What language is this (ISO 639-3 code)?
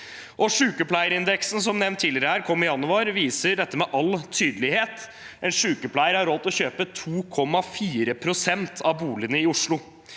nor